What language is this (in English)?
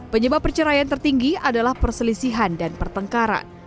Indonesian